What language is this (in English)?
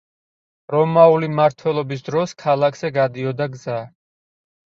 Georgian